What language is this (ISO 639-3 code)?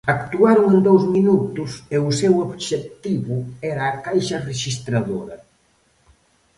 glg